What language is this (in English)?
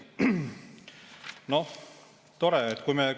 Estonian